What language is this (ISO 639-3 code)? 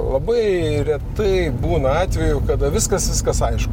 lit